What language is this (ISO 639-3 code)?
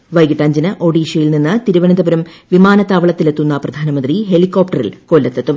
mal